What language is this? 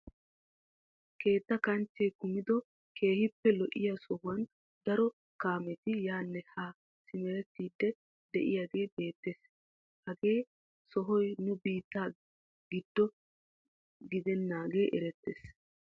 Wolaytta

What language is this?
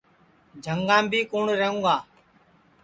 Sansi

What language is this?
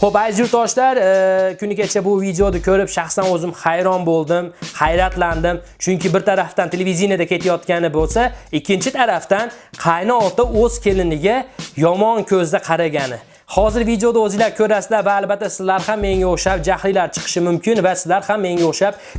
Uzbek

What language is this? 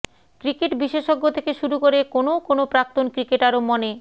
Bangla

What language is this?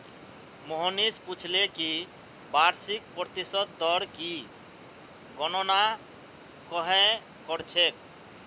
Magahi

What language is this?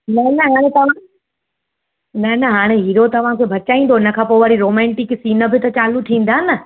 Sindhi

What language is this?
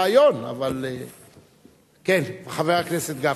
Hebrew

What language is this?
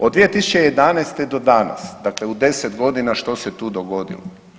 Croatian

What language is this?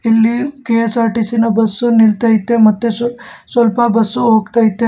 Kannada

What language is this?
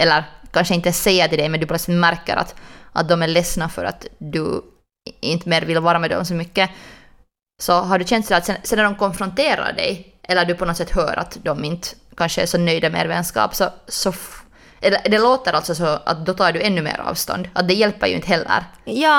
Swedish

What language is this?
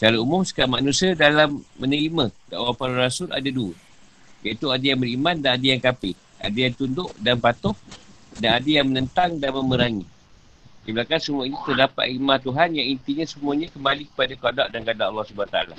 Malay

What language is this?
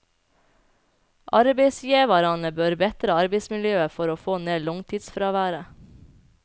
Norwegian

